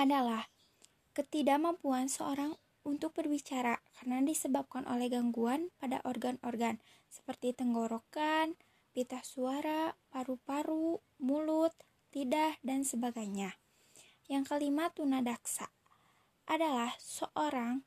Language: Indonesian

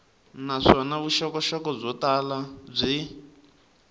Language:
Tsonga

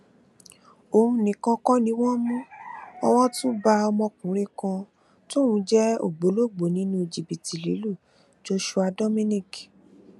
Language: Yoruba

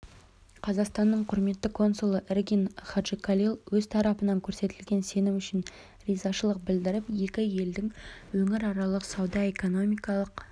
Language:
Kazakh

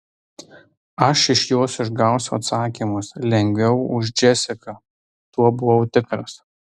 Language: Lithuanian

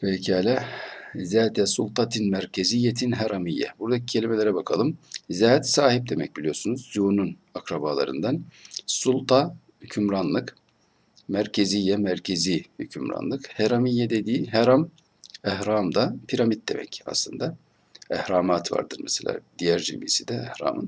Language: Turkish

